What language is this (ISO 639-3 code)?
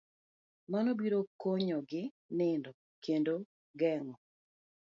luo